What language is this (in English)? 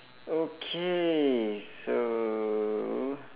English